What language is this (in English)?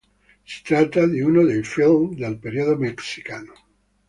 Italian